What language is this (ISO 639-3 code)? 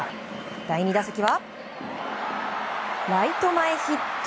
jpn